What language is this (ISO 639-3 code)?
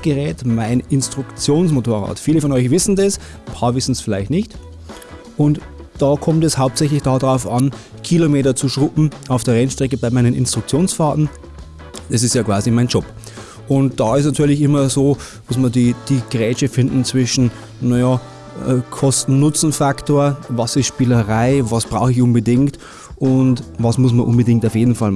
deu